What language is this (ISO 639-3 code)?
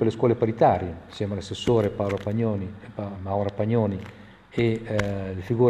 ita